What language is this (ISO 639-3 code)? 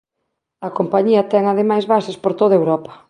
glg